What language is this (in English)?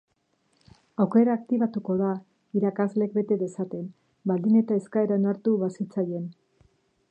Basque